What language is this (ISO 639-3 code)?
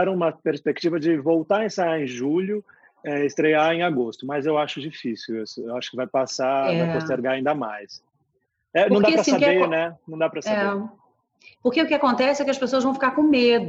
por